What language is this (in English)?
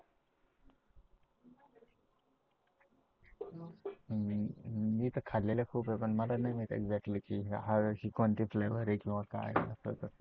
Marathi